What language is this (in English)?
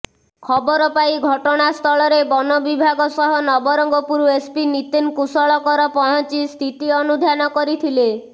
Odia